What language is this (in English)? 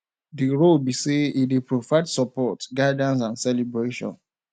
Nigerian Pidgin